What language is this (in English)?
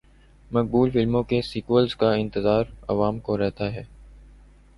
Urdu